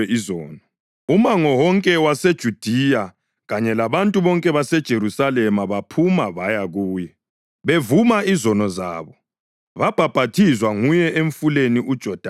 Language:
North Ndebele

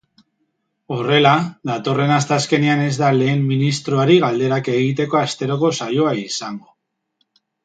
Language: Basque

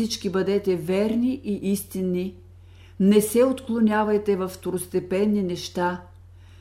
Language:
Bulgarian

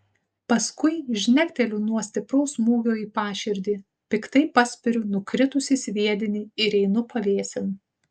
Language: Lithuanian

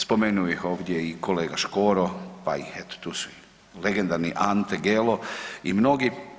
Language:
Croatian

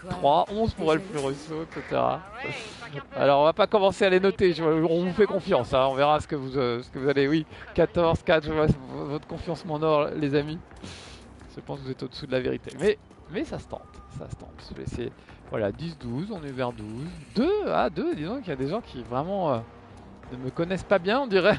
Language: French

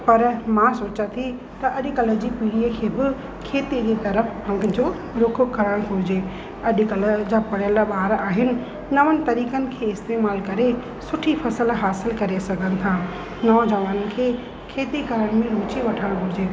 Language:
Sindhi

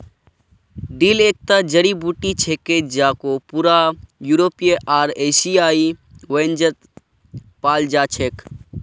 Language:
Magahi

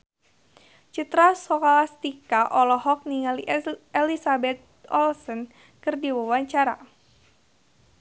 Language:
Sundanese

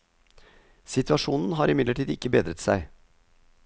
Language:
Norwegian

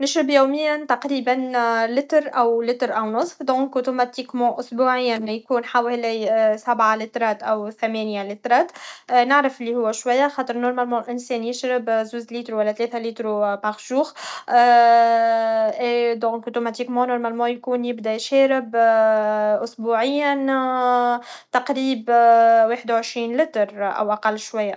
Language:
Tunisian Arabic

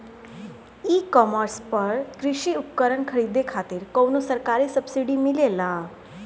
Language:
Bhojpuri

